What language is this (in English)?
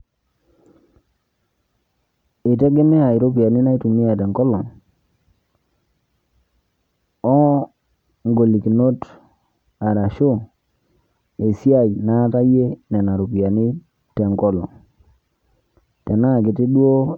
Masai